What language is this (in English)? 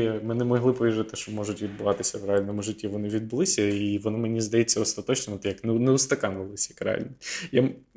Ukrainian